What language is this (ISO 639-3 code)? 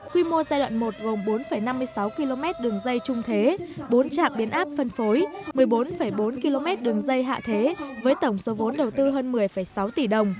vie